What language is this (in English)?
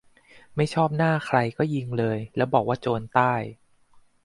Thai